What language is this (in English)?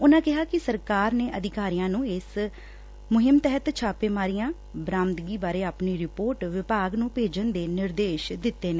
Punjabi